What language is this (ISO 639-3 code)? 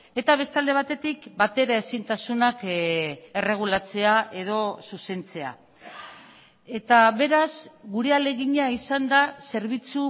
eus